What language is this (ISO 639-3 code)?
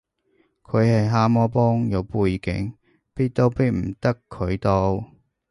yue